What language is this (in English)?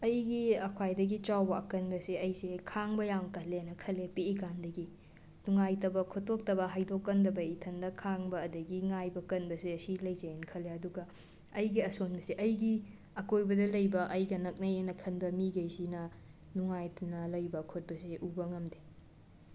Manipuri